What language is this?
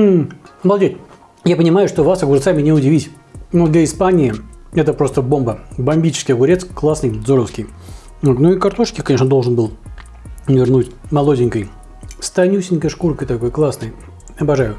Russian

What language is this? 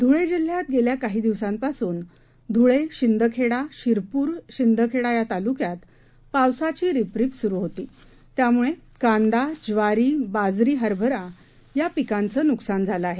Marathi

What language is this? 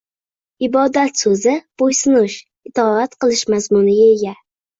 Uzbek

